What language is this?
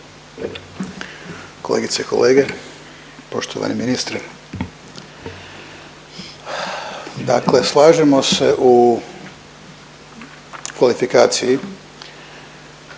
Croatian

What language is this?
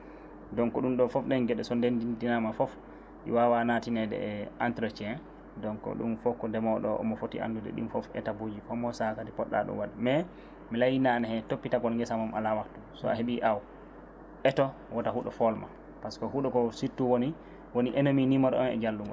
Fula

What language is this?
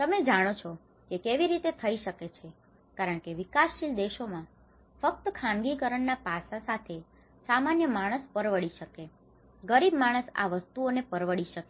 Gujarati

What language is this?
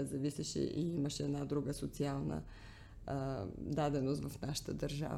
Bulgarian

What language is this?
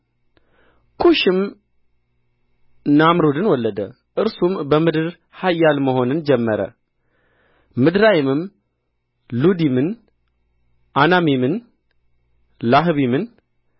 Amharic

